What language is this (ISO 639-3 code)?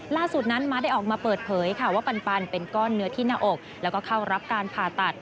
tha